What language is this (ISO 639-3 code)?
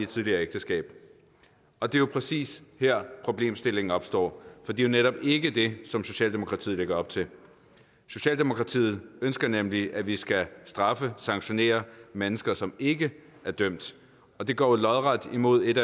dan